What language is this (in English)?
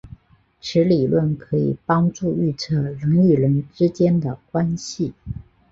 Chinese